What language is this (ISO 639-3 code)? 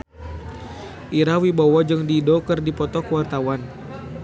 sun